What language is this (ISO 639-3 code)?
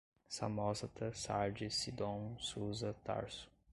por